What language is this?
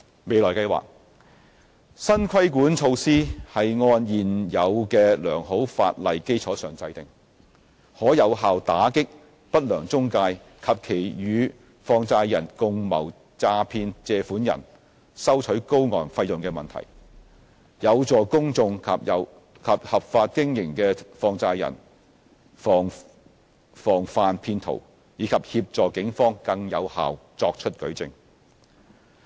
Cantonese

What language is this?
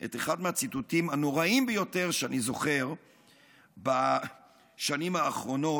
Hebrew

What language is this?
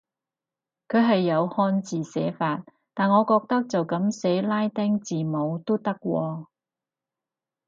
Cantonese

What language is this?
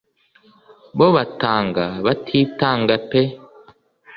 Kinyarwanda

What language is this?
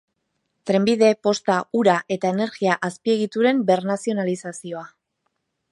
Basque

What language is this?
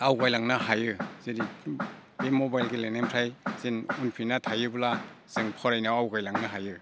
Bodo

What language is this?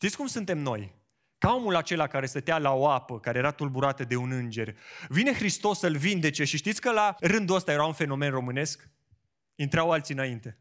Romanian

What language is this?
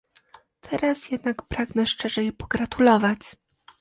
Polish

